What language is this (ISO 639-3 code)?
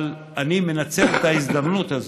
heb